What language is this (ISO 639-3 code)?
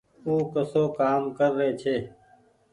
gig